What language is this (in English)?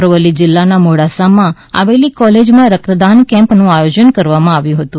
Gujarati